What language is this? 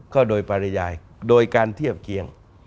Thai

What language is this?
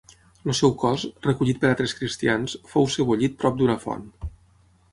Catalan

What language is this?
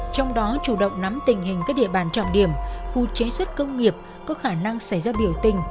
Vietnamese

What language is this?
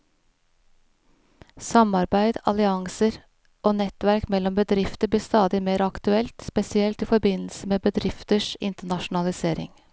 Norwegian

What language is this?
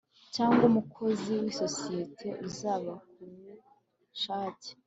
Kinyarwanda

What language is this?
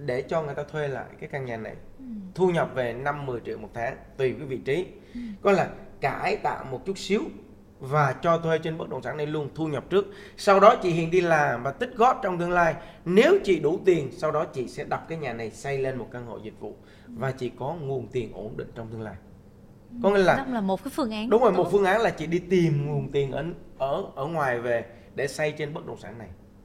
Vietnamese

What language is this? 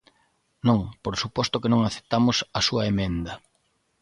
Galician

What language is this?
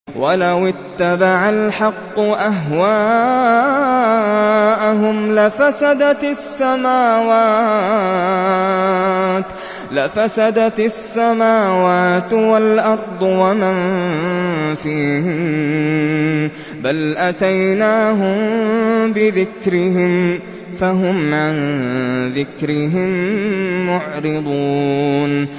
Arabic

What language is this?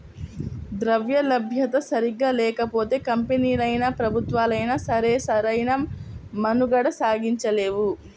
Telugu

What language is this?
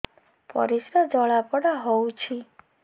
Odia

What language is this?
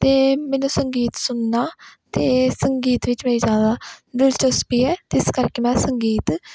Punjabi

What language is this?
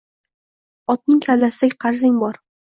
Uzbek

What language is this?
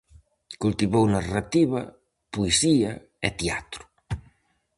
Galician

